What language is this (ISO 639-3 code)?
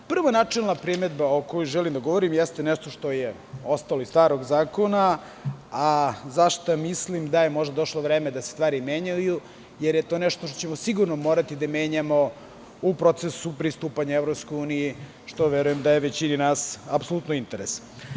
srp